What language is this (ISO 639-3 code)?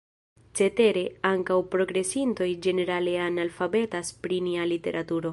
epo